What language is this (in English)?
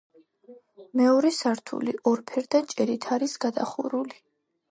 Georgian